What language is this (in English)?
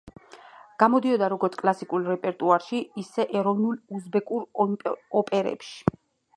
Georgian